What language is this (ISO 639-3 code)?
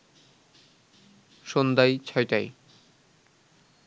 ben